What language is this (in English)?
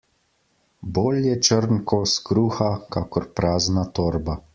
Slovenian